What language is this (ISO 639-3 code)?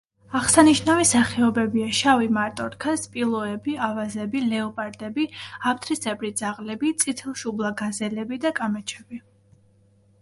kat